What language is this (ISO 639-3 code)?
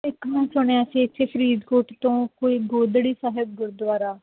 pan